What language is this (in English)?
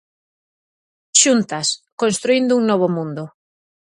Galician